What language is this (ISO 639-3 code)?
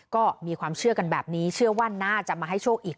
tha